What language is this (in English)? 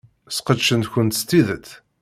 Kabyle